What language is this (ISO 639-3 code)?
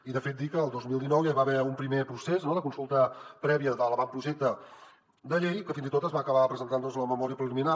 cat